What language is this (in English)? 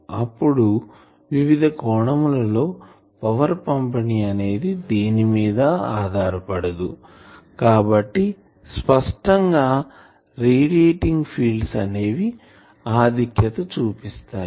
Telugu